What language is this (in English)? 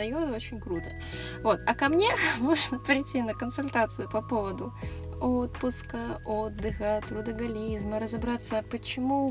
Russian